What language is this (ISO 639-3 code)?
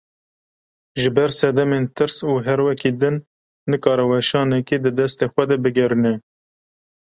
kur